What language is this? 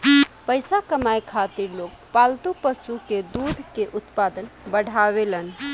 Bhojpuri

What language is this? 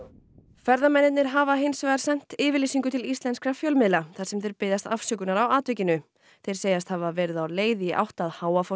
Icelandic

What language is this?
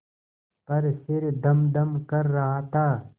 Hindi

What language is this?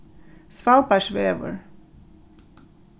Faroese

